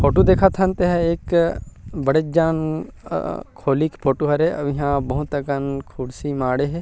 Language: Chhattisgarhi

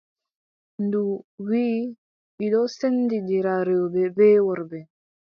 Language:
Adamawa Fulfulde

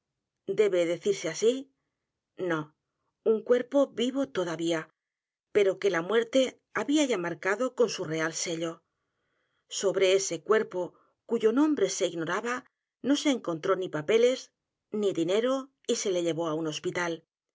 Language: Spanish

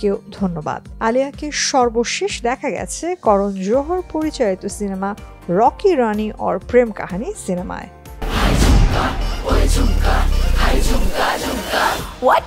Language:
Bangla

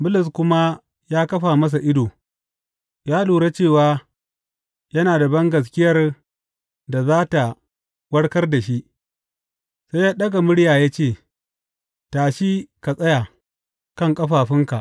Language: Hausa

